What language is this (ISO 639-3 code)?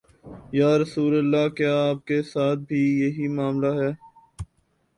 urd